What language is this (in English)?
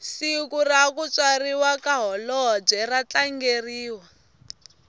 Tsonga